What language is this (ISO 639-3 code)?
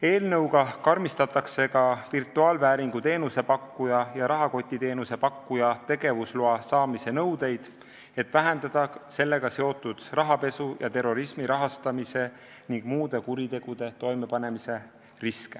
est